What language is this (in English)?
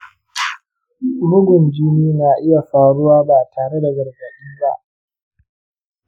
Hausa